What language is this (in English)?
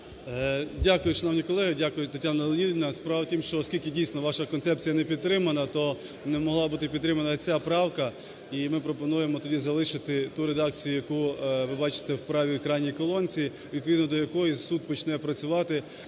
Ukrainian